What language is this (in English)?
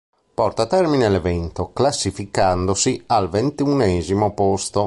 Italian